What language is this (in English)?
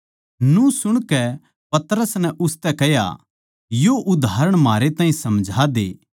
Haryanvi